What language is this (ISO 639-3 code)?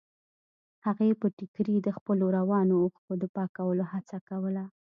pus